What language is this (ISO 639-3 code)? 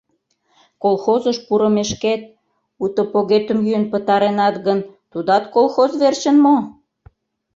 chm